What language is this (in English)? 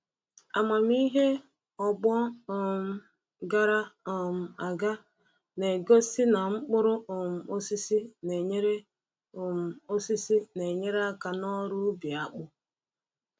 Igbo